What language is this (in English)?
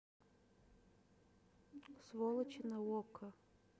Russian